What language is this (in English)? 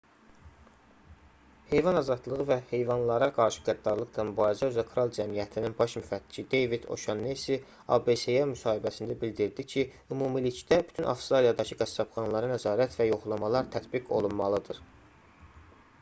Azerbaijani